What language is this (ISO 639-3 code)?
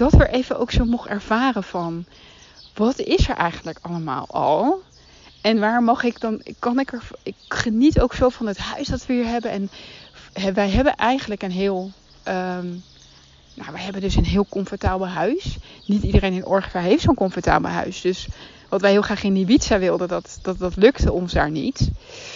nld